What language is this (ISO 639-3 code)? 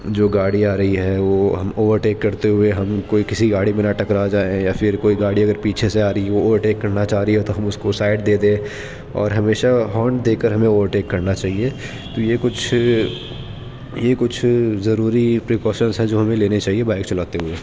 urd